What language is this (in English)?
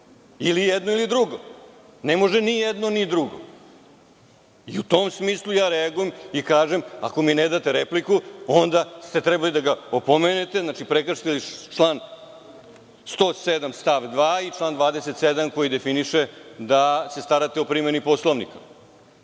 Serbian